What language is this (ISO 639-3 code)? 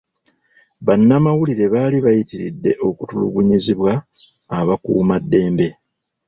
lug